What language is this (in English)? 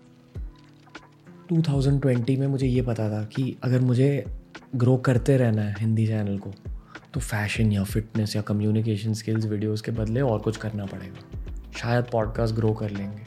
Hindi